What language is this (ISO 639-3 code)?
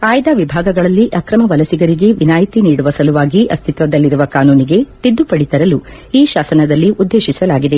kan